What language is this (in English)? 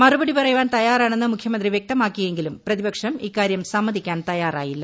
Malayalam